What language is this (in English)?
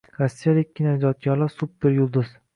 Uzbek